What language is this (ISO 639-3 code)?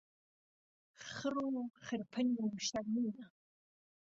ckb